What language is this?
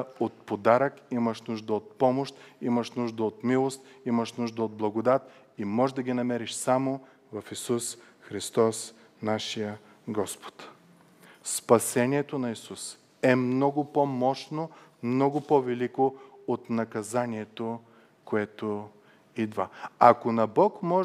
Bulgarian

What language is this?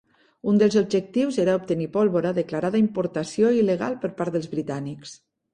Catalan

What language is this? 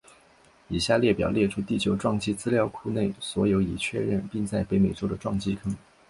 Chinese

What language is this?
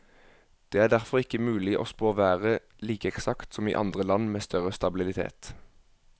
Norwegian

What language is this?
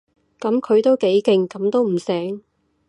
Cantonese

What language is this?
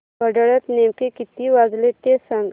Marathi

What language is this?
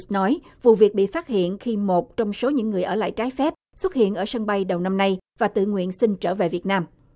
Vietnamese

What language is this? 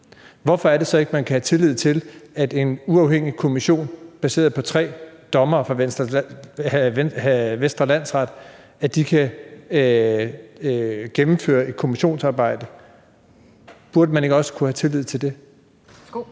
Danish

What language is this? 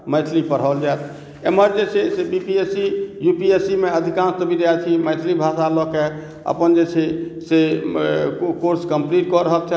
Maithili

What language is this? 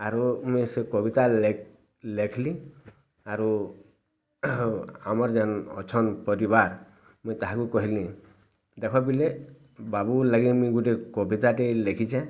Odia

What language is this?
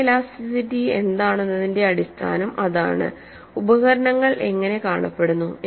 Malayalam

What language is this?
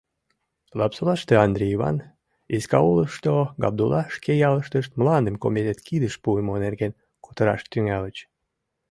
Mari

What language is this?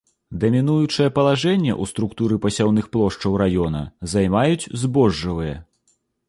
Belarusian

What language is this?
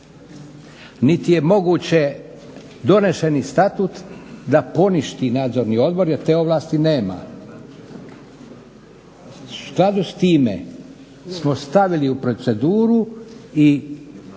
Croatian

